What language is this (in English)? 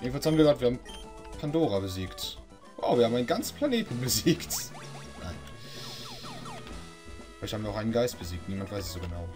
German